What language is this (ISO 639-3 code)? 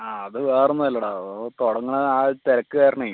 mal